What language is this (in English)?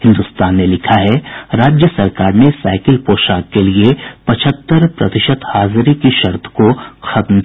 Hindi